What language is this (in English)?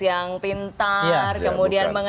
Indonesian